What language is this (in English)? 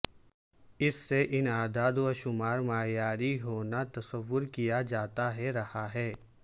Urdu